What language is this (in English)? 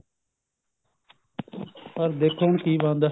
Punjabi